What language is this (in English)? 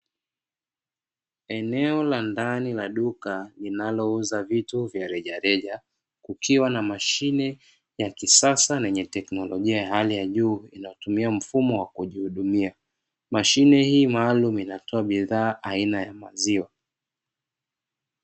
Swahili